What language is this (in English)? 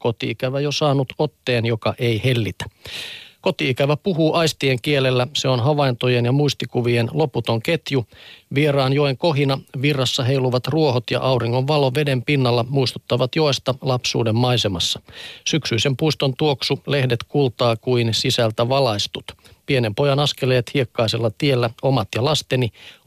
Finnish